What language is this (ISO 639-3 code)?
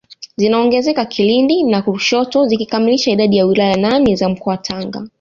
swa